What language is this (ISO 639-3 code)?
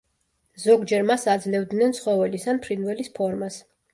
kat